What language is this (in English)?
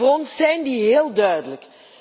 Dutch